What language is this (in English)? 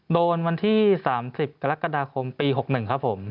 Thai